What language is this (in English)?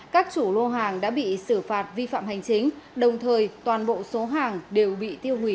Vietnamese